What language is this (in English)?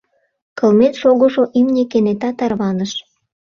Mari